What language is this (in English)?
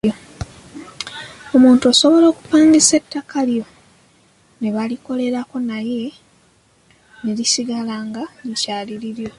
Ganda